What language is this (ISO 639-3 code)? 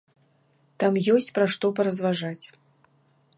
bel